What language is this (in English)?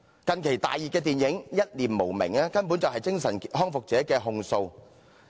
Cantonese